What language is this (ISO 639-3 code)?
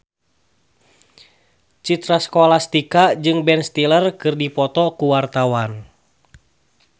sun